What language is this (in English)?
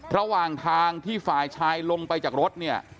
Thai